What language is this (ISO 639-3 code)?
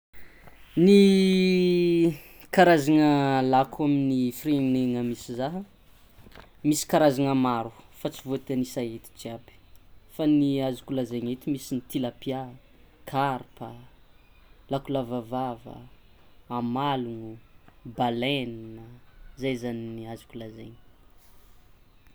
xmw